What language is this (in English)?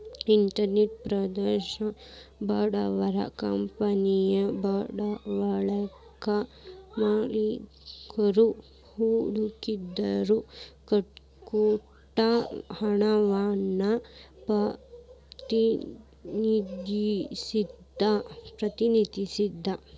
Kannada